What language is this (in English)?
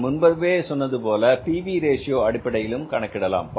Tamil